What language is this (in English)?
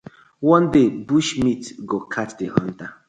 Nigerian Pidgin